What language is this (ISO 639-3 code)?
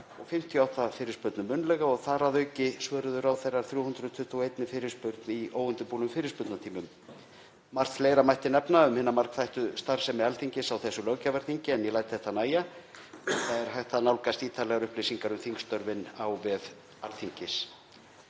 isl